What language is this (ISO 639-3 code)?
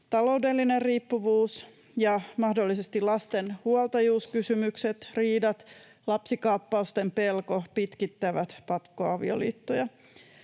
fin